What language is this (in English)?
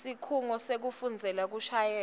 Swati